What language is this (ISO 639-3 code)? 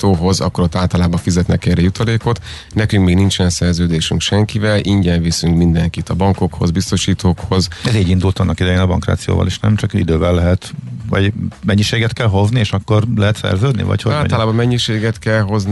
hun